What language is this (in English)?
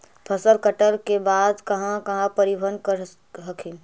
Magahi